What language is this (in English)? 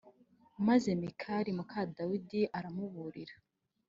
Kinyarwanda